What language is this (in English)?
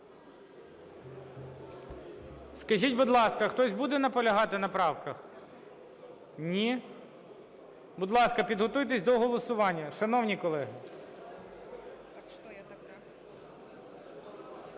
Ukrainian